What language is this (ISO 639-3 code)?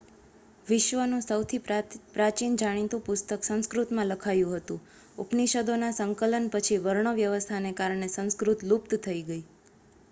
guj